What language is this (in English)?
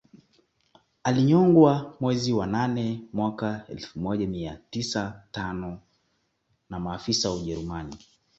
Swahili